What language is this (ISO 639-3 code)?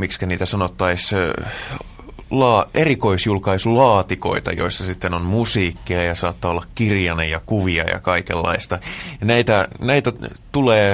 fin